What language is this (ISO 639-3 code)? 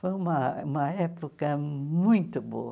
por